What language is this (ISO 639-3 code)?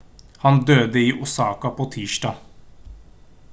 nob